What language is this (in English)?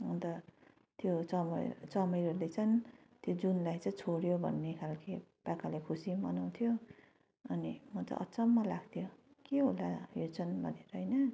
Nepali